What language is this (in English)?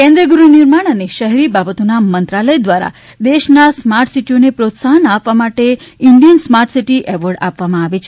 Gujarati